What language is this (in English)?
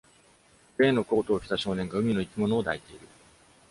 Japanese